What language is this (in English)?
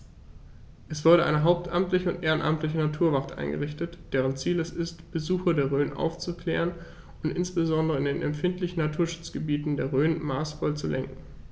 German